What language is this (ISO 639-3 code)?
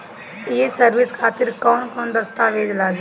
bho